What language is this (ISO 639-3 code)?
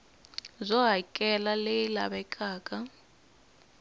tso